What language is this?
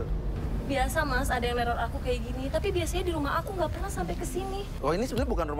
Indonesian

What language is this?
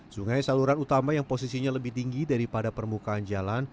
Indonesian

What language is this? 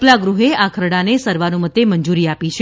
Gujarati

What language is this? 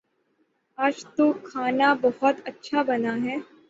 Urdu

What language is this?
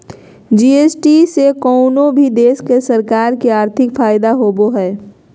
Magahi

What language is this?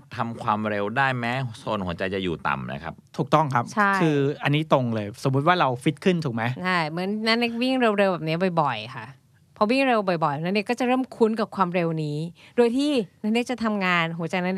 Thai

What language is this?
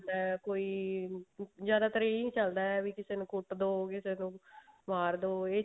Punjabi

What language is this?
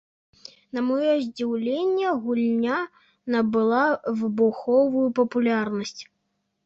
Belarusian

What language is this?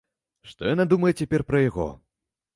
Belarusian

